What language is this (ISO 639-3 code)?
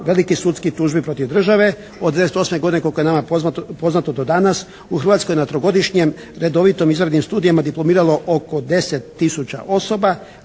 hrv